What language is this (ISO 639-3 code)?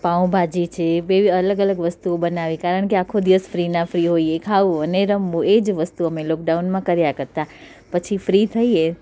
guj